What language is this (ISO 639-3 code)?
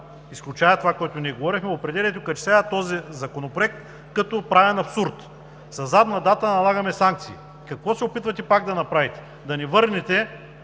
bul